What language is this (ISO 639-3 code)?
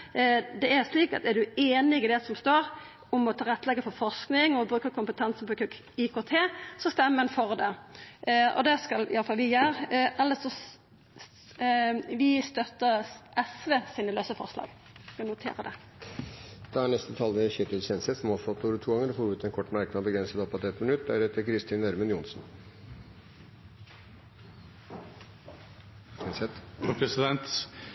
nor